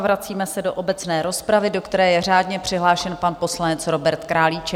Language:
Czech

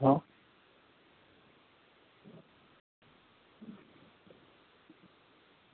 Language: Gujarati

